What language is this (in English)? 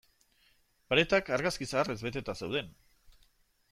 Basque